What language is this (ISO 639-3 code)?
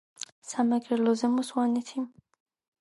kat